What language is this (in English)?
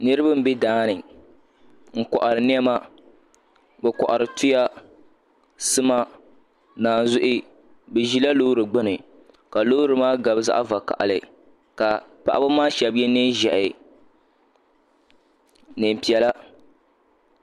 Dagbani